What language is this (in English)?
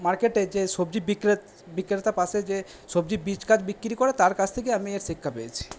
Bangla